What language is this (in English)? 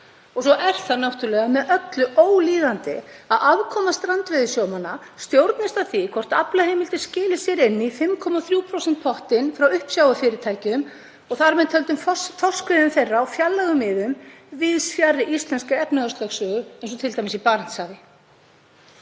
Icelandic